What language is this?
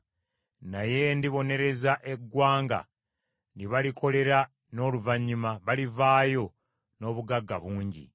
Ganda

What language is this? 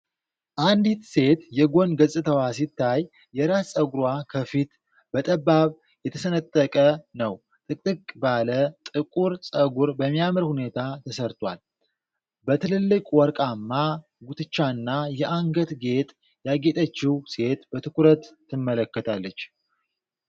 Amharic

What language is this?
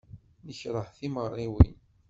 Kabyle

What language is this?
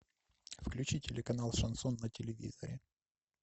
Russian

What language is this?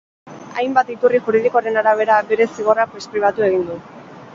Basque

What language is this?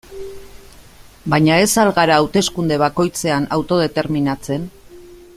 Basque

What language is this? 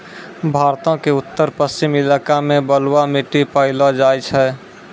Maithili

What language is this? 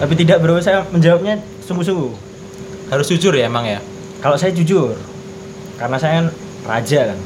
Indonesian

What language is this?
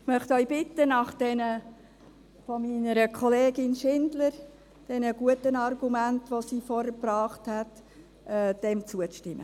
Swiss German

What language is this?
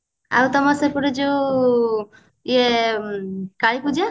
Odia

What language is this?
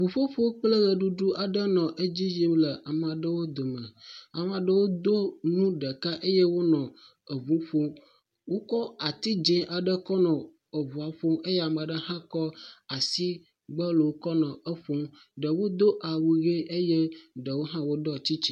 Ewe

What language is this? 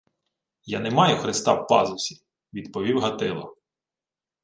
Ukrainian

